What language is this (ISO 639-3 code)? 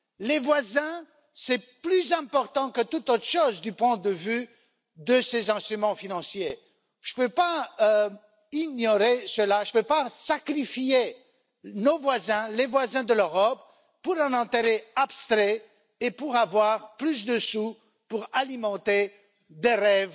fra